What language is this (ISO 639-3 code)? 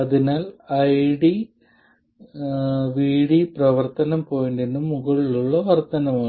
mal